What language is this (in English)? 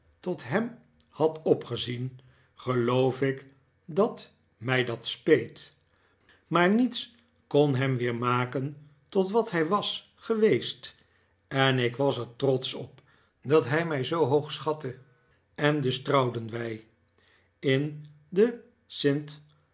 Dutch